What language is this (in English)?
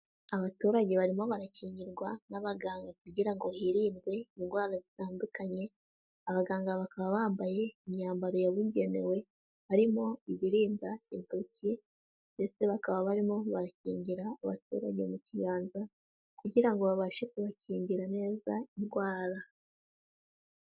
Kinyarwanda